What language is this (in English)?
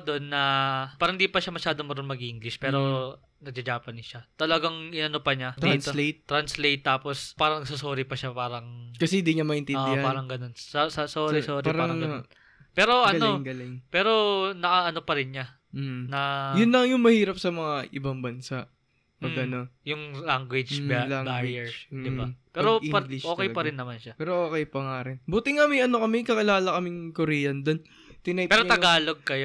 Filipino